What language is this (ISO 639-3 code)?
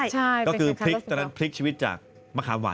tha